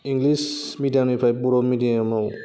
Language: Bodo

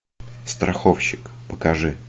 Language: Russian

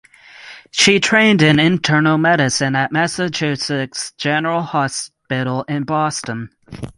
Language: English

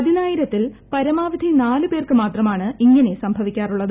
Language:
Malayalam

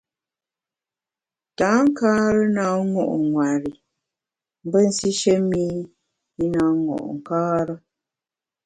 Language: Bamun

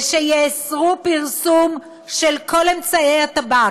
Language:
Hebrew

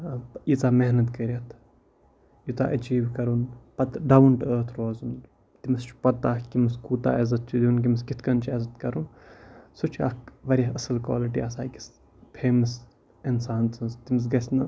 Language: Kashmiri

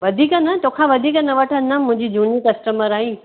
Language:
Sindhi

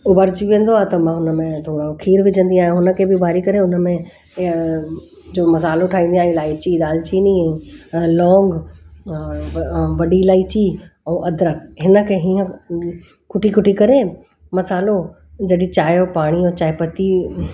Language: Sindhi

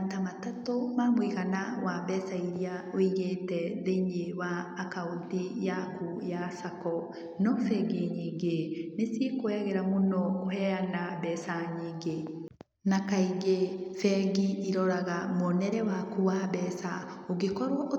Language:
Kikuyu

